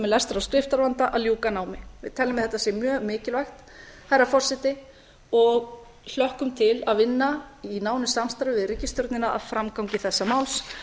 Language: Icelandic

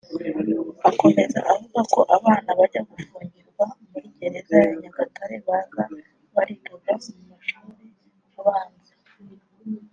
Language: Kinyarwanda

